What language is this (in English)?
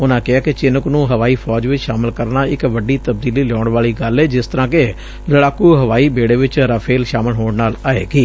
Punjabi